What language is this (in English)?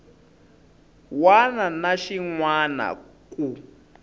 Tsonga